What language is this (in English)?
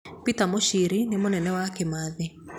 Kikuyu